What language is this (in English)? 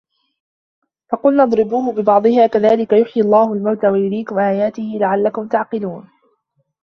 Arabic